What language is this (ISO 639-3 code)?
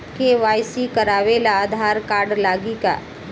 bho